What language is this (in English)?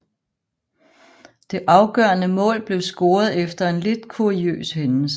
Danish